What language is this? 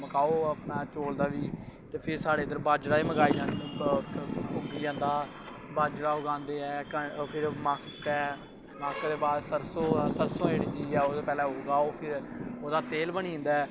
Dogri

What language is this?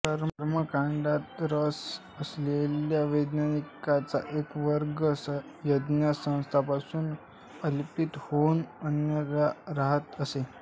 Marathi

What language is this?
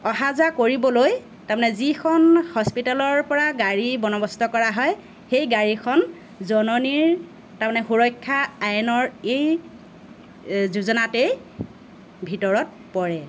Assamese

